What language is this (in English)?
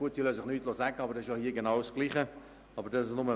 Swiss German